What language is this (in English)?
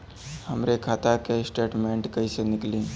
Bhojpuri